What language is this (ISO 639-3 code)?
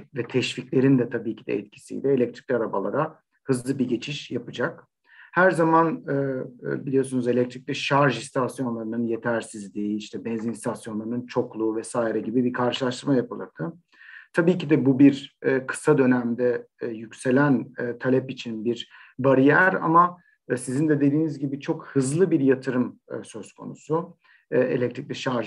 tur